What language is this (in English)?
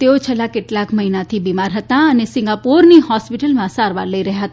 Gujarati